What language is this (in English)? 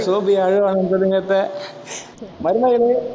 Tamil